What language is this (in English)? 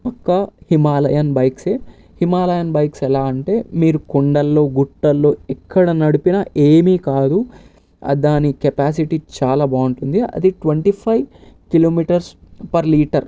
Telugu